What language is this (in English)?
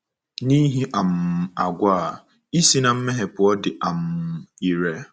Igbo